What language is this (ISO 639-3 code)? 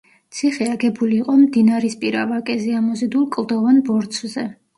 kat